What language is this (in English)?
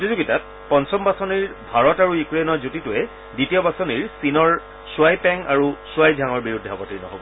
Assamese